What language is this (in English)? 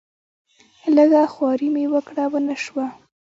Pashto